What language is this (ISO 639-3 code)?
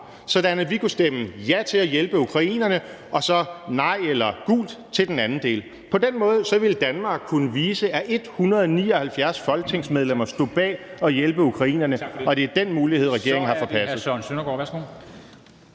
dan